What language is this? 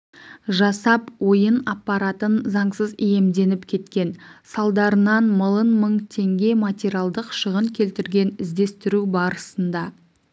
Kazakh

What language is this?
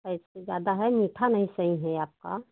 Hindi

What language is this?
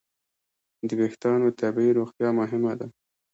Pashto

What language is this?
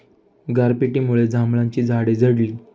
Marathi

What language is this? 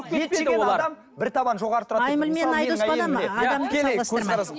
Kazakh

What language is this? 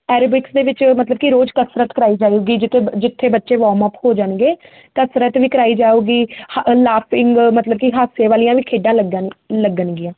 Punjabi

